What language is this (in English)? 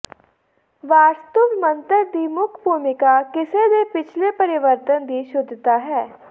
Punjabi